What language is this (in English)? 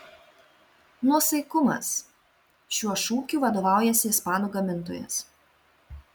Lithuanian